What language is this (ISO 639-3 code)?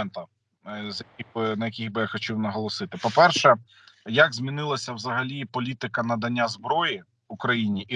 ukr